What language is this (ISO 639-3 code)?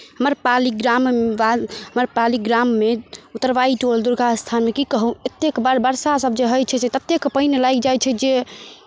mai